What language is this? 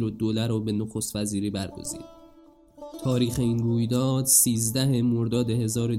Persian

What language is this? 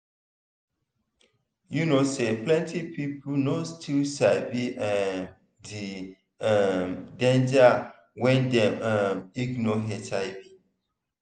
Nigerian Pidgin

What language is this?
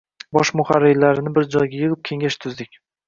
Uzbek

